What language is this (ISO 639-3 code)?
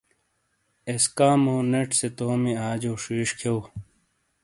scl